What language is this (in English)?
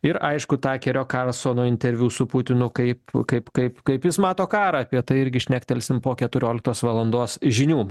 Lithuanian